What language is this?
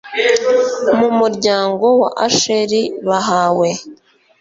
Kinyarwanda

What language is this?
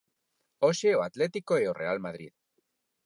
Galician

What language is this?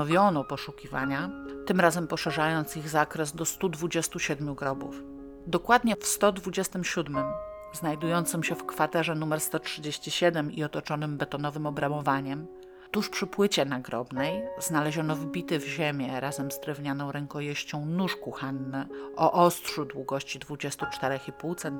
Polish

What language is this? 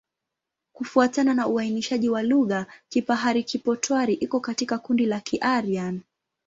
Swahili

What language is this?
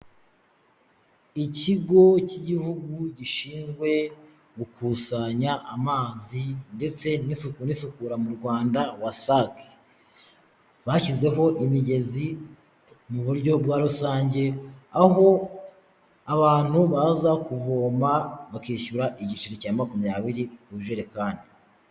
Kinyarwanda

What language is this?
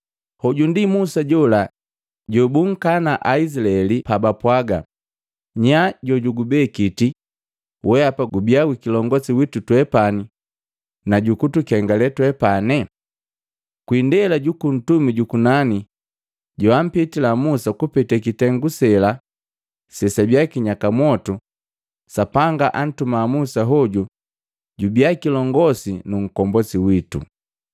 Matengo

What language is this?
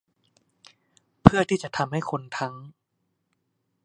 Thai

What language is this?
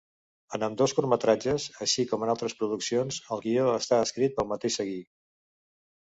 Catalan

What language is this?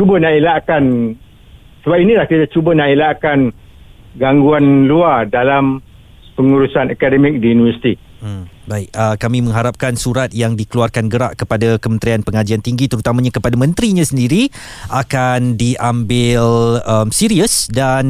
Malay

